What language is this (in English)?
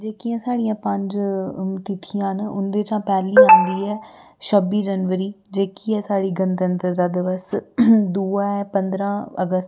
Dogri